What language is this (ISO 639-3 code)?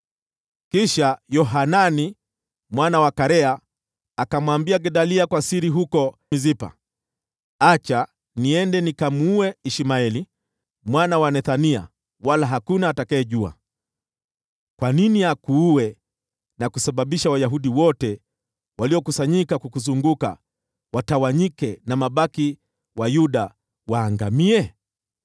swa